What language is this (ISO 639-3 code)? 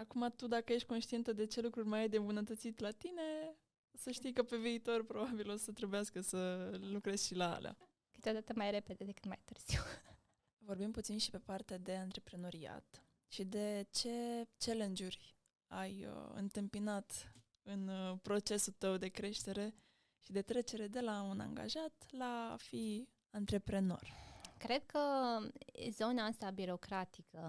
ron